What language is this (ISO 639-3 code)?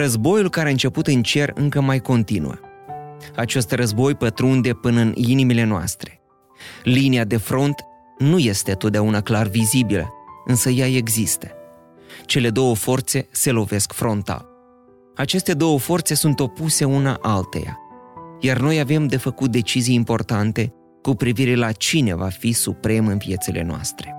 ron